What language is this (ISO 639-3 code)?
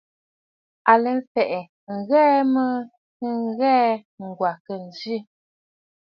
bfd